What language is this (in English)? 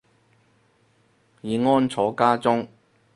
Cantonese